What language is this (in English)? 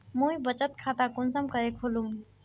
Magahi